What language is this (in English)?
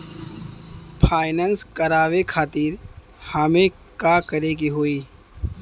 Bhojpuri